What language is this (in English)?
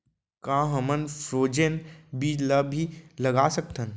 Chhattisgarhi